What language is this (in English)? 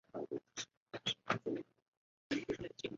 Chinese